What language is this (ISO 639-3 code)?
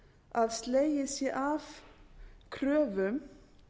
isl